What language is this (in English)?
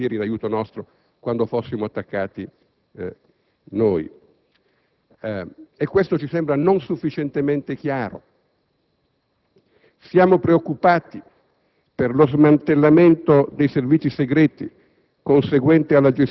Italian